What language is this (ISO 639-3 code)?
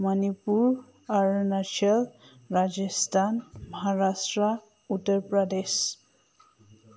mni